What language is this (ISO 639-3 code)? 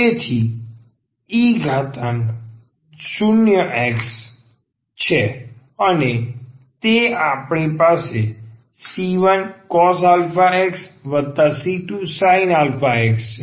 guj